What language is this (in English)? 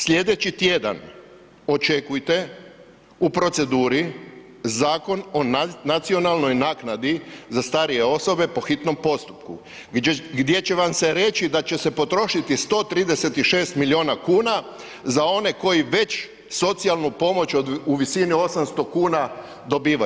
Croatian